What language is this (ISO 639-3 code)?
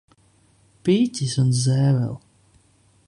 lav